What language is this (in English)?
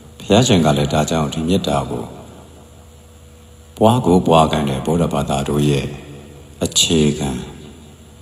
Indonesian